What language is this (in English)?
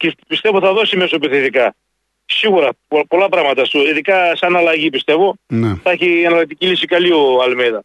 Greek